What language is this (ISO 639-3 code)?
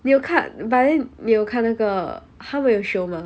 eng